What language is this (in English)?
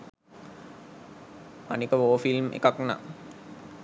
Sinhala